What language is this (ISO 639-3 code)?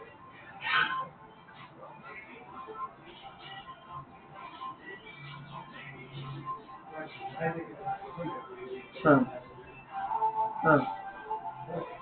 asm